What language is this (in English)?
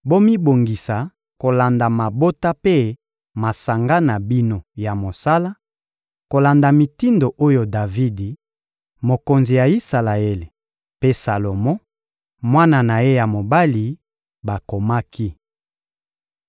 Lingala